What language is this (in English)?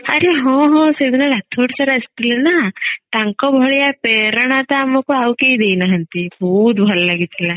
Odia